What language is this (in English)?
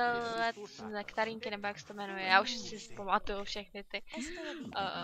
Czech